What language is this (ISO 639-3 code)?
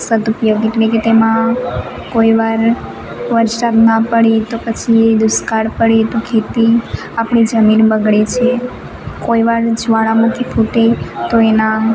guj